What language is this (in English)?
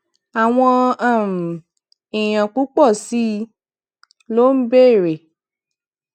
Yoruba